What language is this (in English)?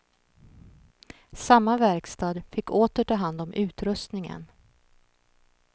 Swedish